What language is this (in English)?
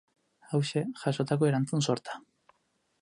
Basque